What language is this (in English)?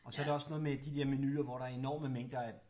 Danish